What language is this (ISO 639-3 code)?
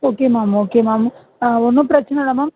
tam